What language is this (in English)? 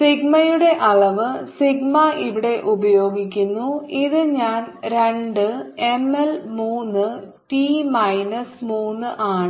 Malayalam